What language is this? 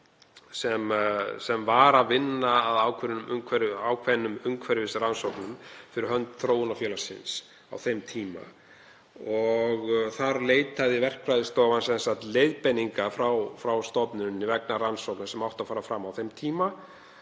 Icelandic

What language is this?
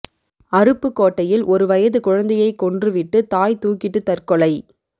Tamil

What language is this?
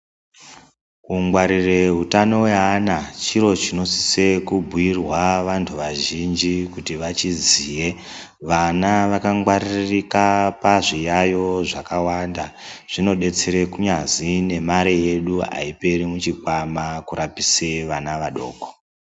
Ndau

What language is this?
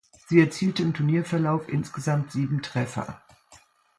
German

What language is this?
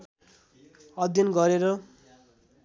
Nepali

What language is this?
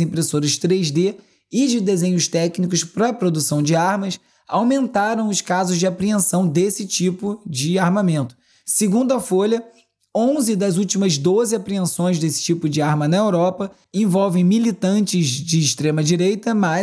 Portuguese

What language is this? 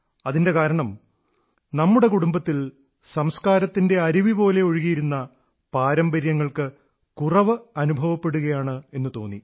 Malayalam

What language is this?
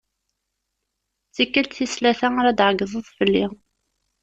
Kabyle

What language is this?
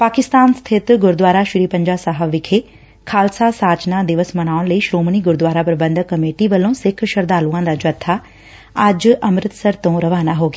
Punjabi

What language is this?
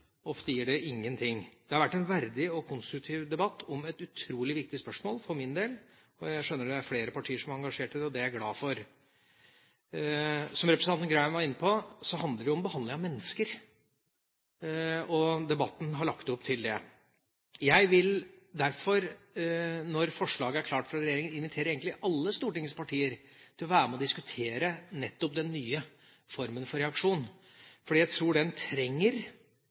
Norwegian Bokmål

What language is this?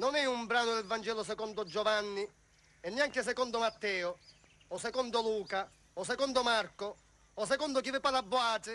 Italian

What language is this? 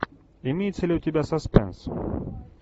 Russian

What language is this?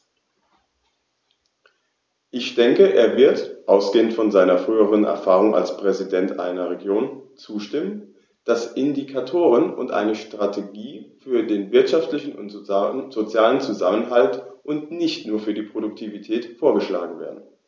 German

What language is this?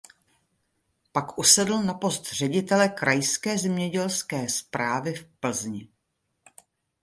Czech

